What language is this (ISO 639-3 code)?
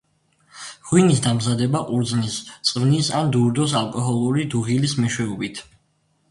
kat